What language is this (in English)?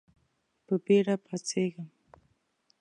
Pashto